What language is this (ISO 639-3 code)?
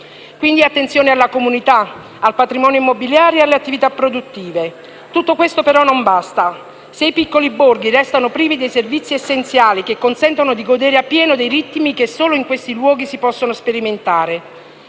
ita